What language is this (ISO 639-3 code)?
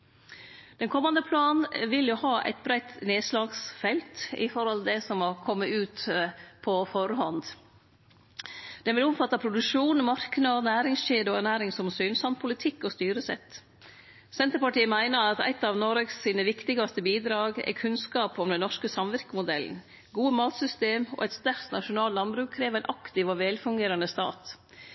nno